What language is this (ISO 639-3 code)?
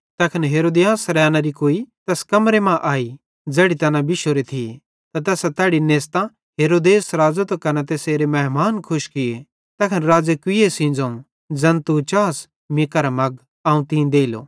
bhd